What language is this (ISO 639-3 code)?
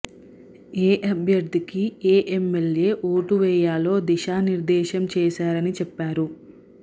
tel